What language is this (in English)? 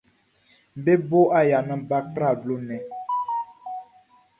Baoulé